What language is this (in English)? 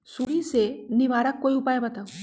Magahi